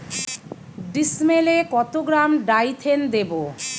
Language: Bangla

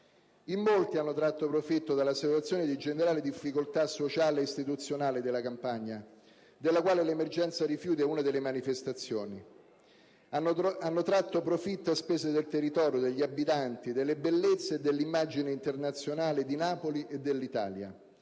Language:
Italian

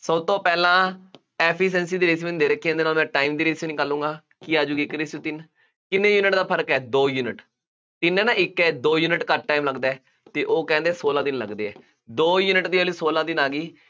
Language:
Punjabi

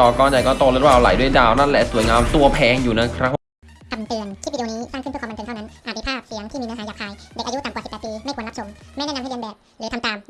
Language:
Thai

